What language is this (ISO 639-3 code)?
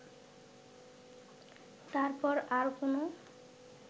ben